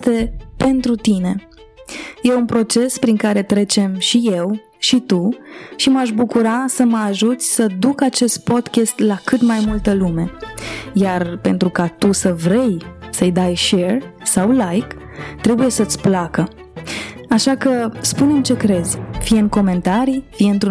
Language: Romanian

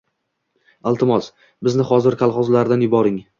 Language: Uzbek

